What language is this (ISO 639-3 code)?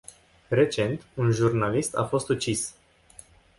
ron